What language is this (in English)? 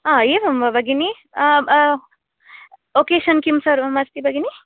Sanskrit